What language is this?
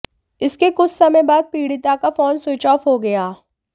Hindi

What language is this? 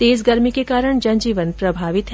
Hindi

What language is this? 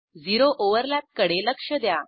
Marathi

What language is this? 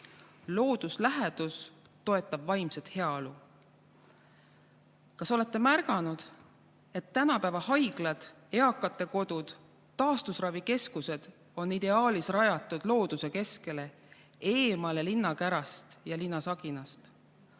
Estonian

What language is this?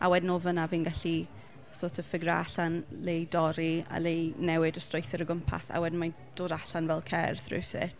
Welsh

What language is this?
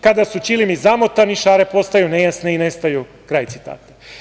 Serbian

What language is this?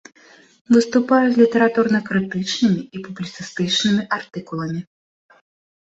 Belarusian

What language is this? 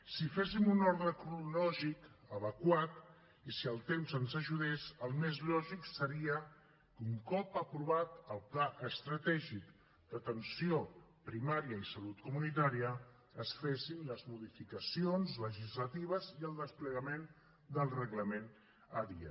Catalan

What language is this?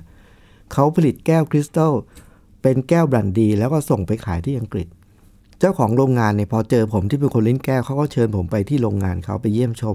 Thai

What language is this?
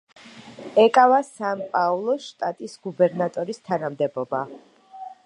Georgian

